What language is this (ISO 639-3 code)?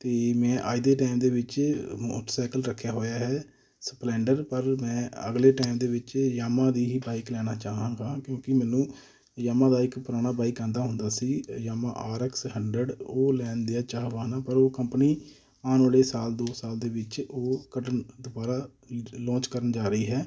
pan